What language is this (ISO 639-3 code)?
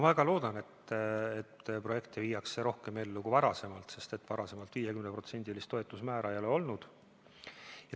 est